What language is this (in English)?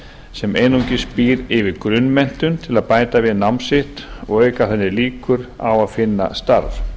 Icelandic